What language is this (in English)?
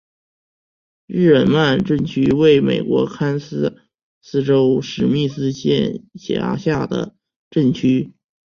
Chinese